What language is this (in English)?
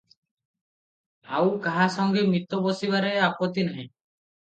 Odia